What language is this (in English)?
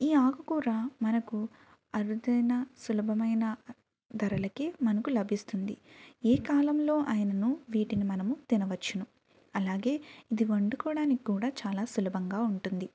Telugu